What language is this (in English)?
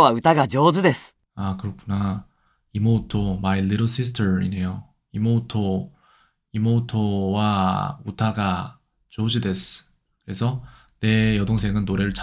Korean